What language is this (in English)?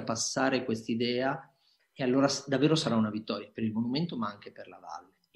Italian